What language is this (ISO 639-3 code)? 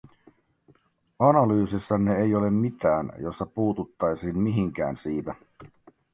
fin